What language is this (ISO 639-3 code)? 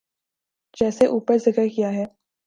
urd